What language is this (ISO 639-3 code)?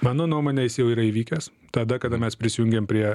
lit